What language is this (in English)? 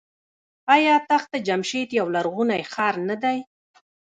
Pashto